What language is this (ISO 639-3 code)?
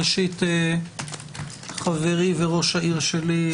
heb